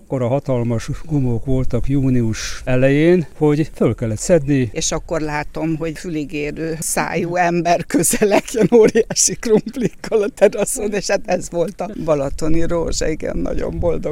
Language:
Hungarian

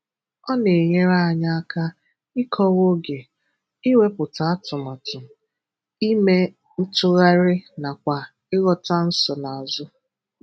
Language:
Igbo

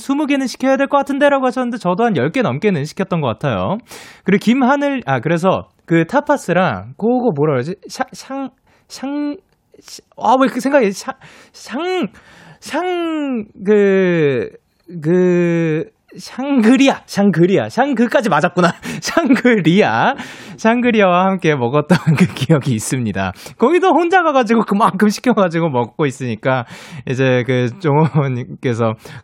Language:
Korean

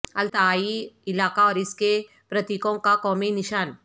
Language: Urdu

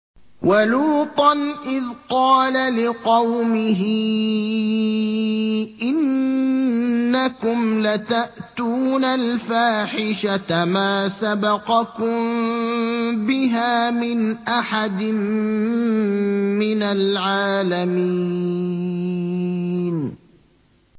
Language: Arabic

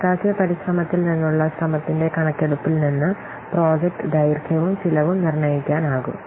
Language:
Malayalam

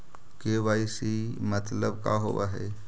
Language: Magahi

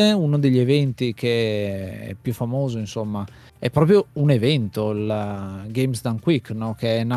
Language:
Italian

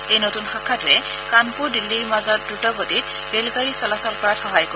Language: Assamese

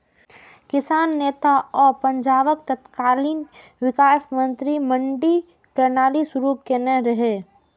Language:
Maithili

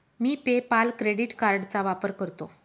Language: Marathi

